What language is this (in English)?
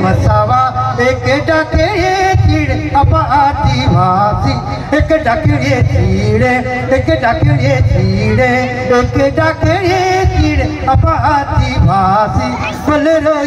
Bangla